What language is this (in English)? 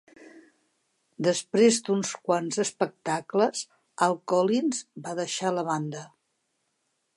Catalan